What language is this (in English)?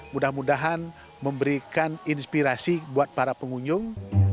Indonesian